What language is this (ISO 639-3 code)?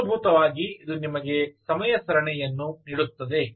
kan